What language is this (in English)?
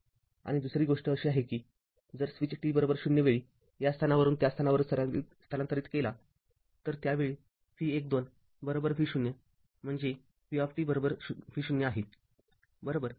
Marathi